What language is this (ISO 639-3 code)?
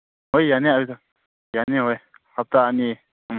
mni